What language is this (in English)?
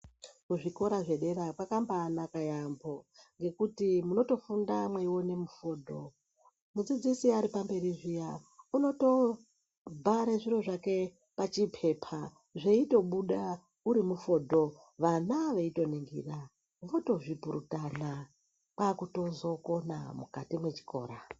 Ndau